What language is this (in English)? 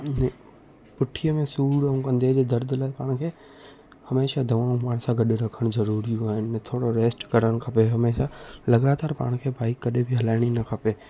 Sindhi